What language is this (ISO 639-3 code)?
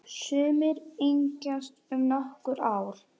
isl